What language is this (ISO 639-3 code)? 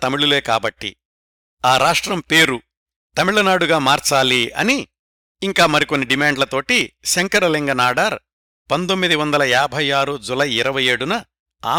tel